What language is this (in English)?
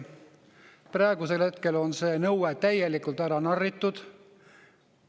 Estonian